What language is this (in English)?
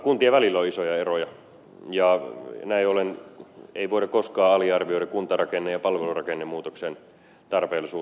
Finnish